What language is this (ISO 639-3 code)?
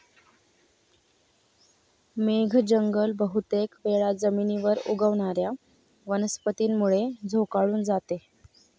mar